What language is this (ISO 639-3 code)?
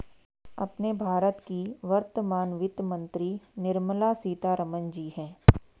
hin